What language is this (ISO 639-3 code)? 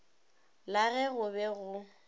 nso